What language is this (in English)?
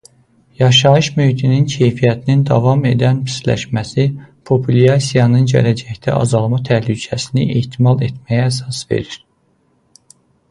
Azerbaijani